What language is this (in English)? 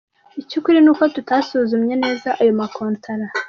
Kinyarwanda